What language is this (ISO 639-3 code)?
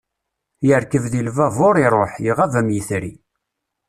kab